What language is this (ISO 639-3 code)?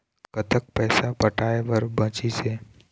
hne